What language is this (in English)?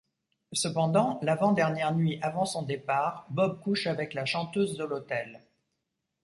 French